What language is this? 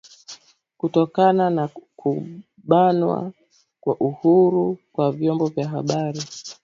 Swahili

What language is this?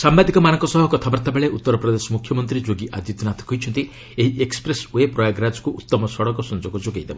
Odia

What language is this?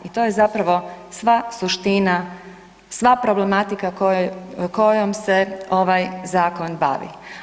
Croatian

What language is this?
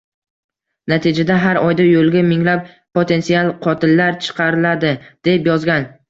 Uzbek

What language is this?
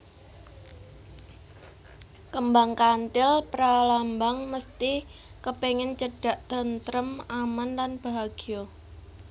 Javanese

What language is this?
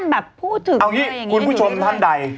Thai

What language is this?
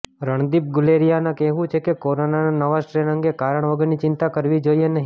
Gujarati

